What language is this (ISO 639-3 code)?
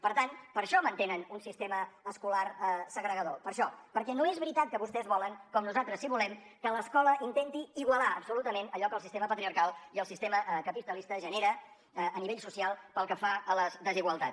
cat